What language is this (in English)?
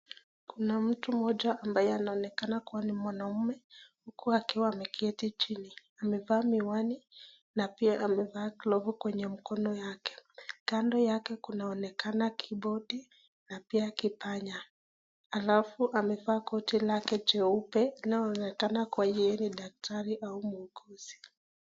Swahili